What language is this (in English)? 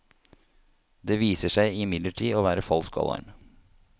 Norwegian